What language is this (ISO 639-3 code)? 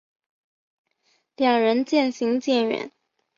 zho